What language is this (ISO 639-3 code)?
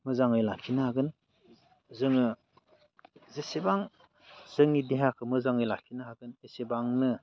brx